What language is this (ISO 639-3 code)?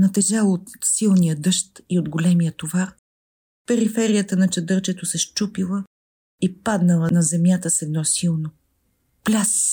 bul